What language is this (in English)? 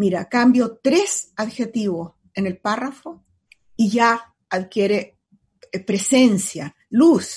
Spanish